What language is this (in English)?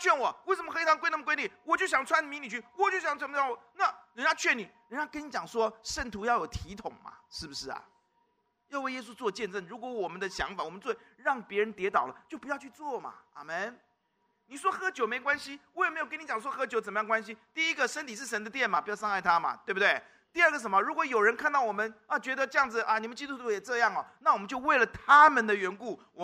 Chinese